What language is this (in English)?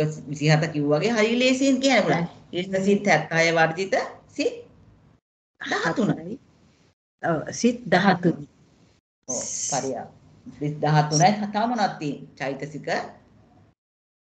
Indonesian